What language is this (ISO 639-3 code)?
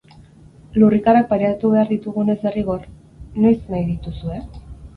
eus